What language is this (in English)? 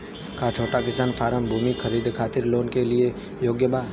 Bhojpuri